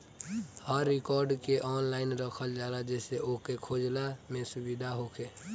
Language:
Bhojpuri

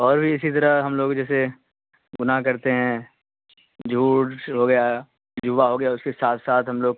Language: Urdu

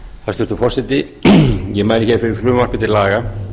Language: Icelandic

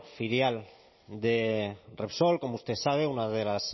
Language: Spanish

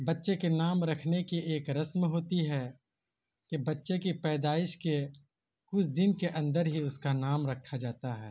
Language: Urdu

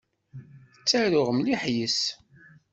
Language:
Kabyle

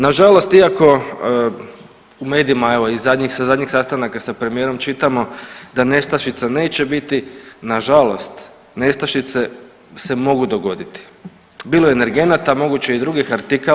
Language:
Croatian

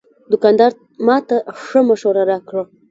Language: Pashto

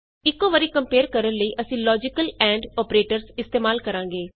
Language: Punjabi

